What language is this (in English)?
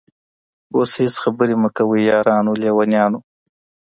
Pashto